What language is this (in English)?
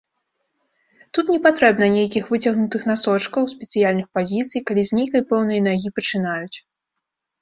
Belarusian